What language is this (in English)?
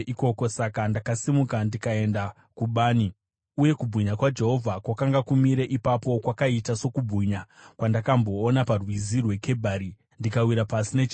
Shona